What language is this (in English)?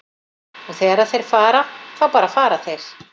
Icelandic